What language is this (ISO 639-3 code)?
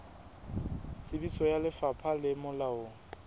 sot